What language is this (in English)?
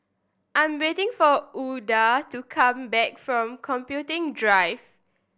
English